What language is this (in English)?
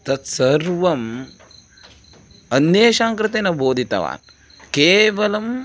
Sanskrit